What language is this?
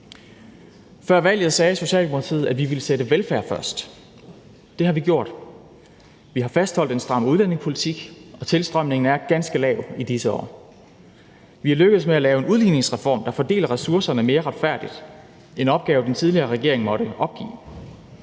Danish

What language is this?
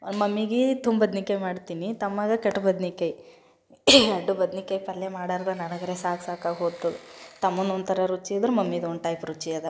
Kannada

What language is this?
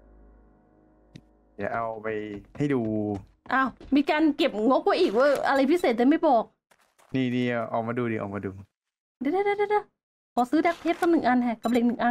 Thai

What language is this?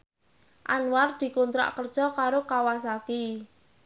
Javanese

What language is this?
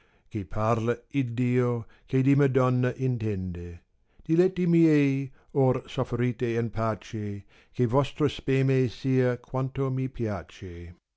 Italian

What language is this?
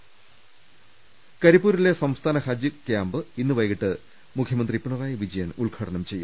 Malayalam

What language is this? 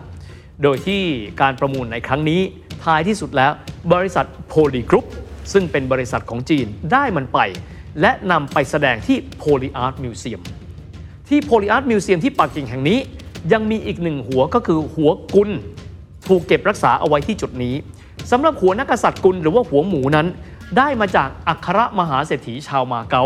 Thai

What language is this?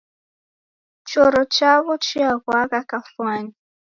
Taita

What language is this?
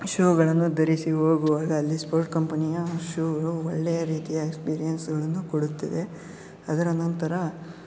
Kannada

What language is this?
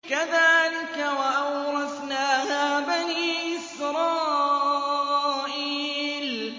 Arabic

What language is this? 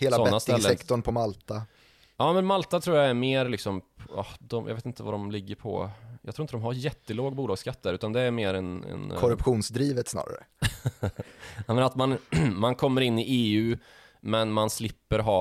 Swedish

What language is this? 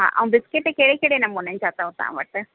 Sindhi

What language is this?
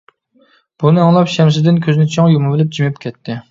Uyghur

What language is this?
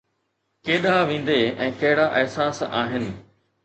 Sindhi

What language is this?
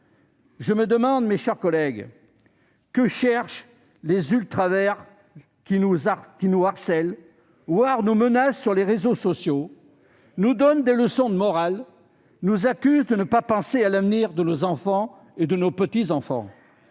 French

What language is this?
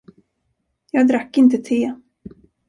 Swedish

